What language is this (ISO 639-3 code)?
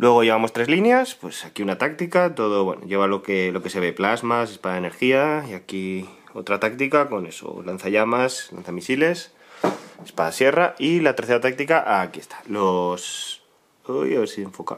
spa